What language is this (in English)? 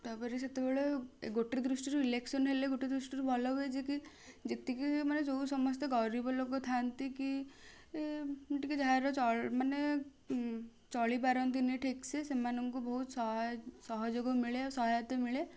Odia